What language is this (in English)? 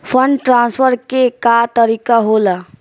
Bhojpuri